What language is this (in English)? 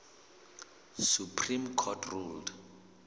Southern Sotho